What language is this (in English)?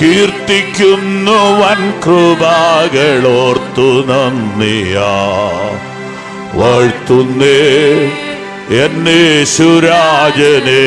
Malayalam